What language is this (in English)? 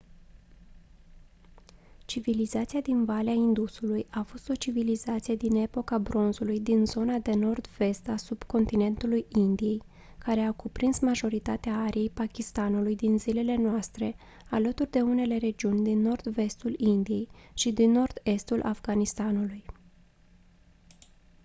Romanian